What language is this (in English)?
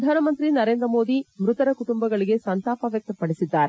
Kannada